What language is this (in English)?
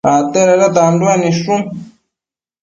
Matsés